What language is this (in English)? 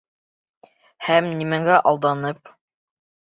Bashkir